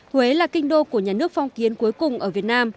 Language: Vietnamese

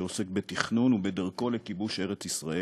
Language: Hebrew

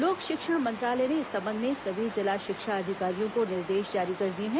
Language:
Hindi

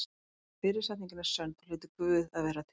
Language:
Icelandic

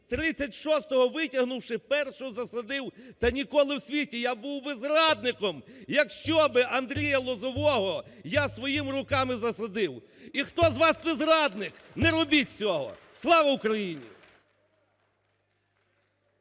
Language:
Ukrainian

